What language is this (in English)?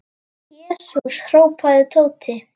Icelandic